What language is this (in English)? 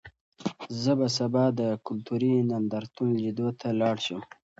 Pashto